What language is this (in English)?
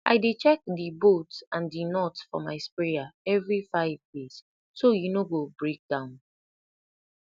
Nigerian Pidgin